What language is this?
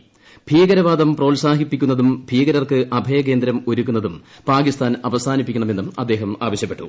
Malayalam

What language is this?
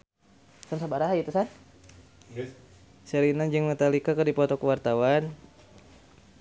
Sundanese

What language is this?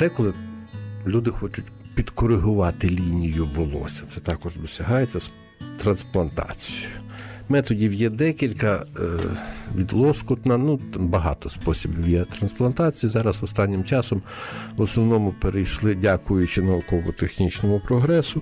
Ukrainian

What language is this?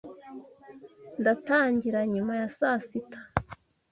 Kinyarwanda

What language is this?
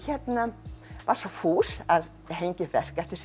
Icelandic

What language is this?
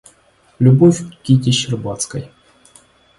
Russian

